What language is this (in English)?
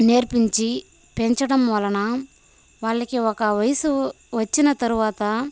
Telugu